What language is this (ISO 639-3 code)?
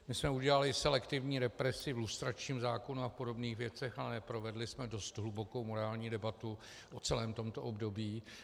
ces